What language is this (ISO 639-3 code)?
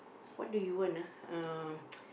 eng